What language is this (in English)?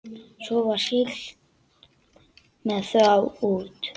Icelandic